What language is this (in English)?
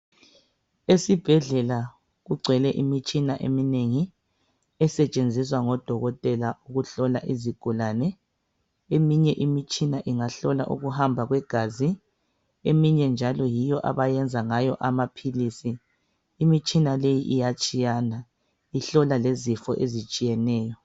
North Ndebele